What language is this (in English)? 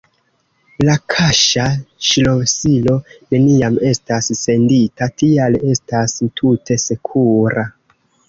Esperanto